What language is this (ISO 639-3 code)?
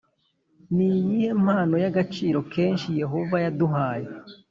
kin